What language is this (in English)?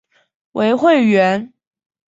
Chinese